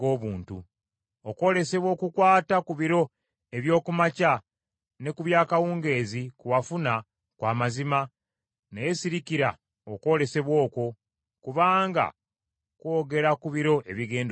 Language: Ganda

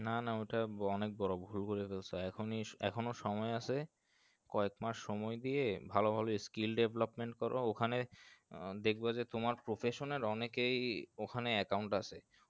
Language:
Bangla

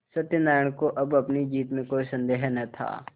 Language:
Hindi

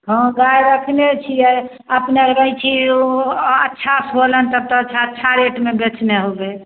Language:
Maithili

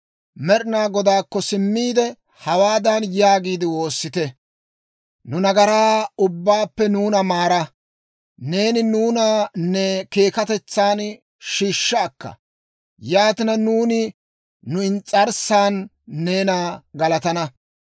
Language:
Dawro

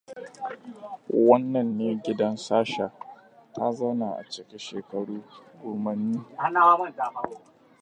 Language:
Hausa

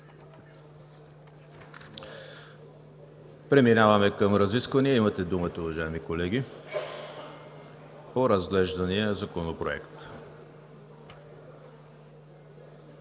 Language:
Bulgarian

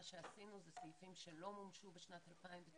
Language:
Hebrew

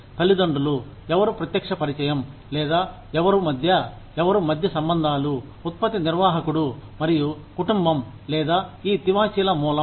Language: Telugu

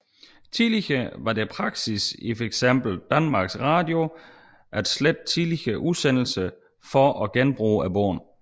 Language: Danish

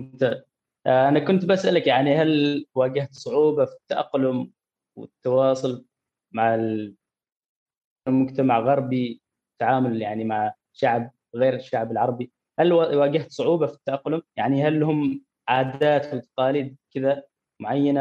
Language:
Arabic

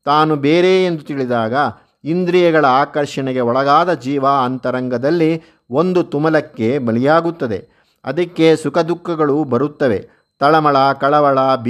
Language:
Kannada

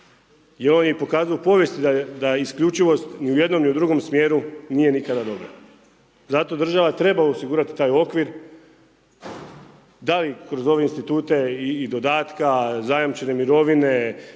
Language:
Croatian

